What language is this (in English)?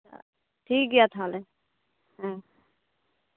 Santali